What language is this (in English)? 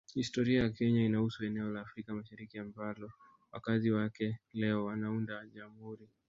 Swahili